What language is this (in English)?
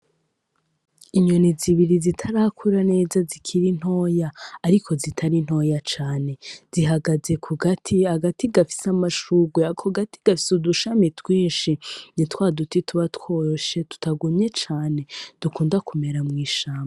Rundi